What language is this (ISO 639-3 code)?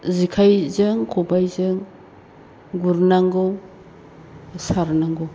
brx